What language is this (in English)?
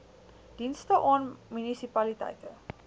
Afrikaans